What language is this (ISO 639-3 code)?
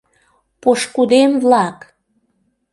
chm